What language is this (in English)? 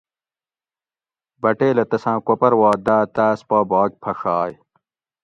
Gawri